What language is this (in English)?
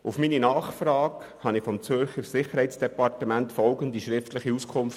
Swiss German